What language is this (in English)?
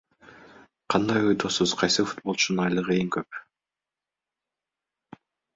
Kyrgyz